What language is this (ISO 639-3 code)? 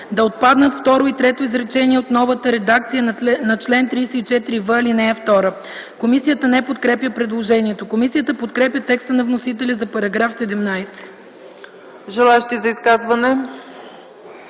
bul